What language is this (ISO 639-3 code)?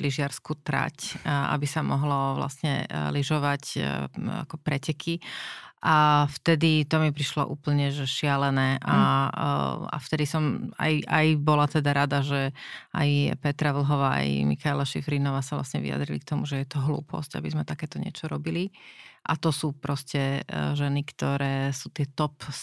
slk